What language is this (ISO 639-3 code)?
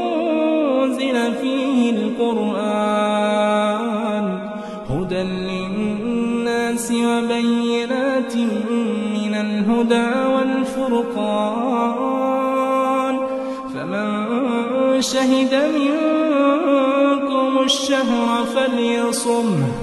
ara